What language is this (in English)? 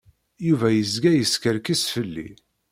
Kabyle